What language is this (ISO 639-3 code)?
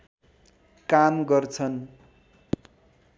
nep